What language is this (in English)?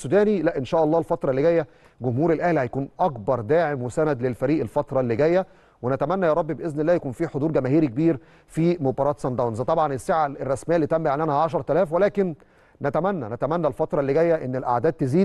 Arabic